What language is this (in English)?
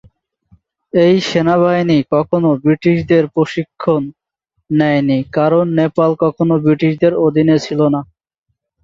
Bangla